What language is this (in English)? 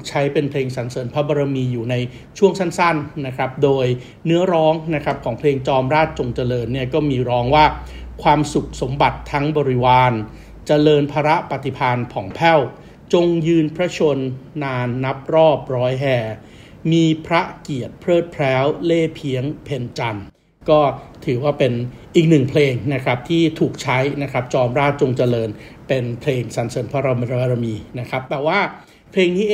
Thai